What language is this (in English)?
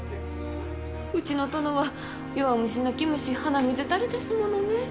Japanese